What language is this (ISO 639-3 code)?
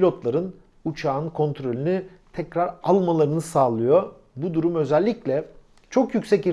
tur